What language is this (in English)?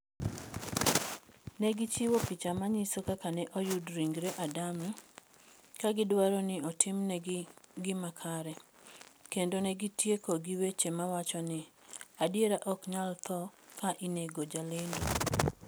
Luo (Kenya and Tanzania)